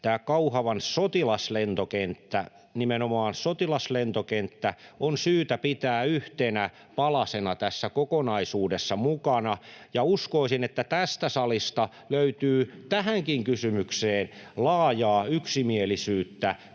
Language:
Finnish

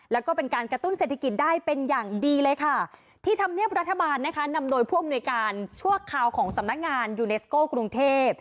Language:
Thai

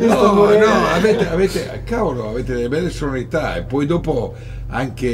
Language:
Italian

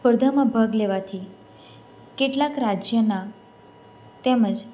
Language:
Gujarati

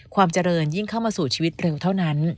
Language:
Thai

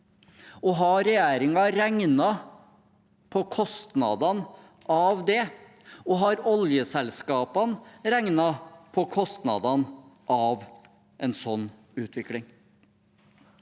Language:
Norwegian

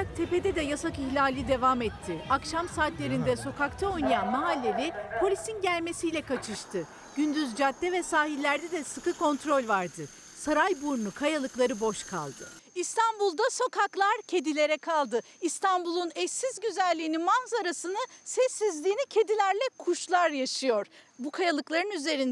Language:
Turkish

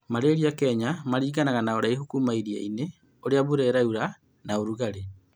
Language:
Kikuyu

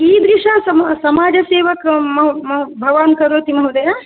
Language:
Sanskrit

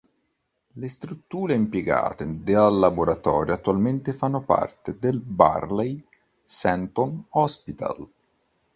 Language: Italian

